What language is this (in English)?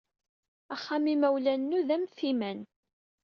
Kabyle